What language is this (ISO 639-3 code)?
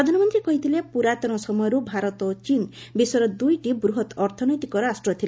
ori